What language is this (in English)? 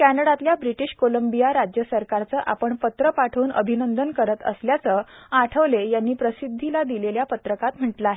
Marathi